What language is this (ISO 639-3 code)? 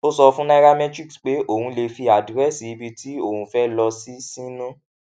yor